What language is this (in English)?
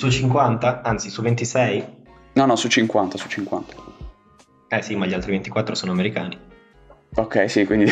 Italian